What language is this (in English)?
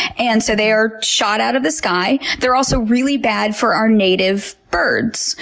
English